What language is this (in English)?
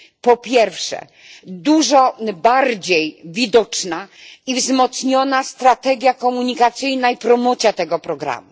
Polish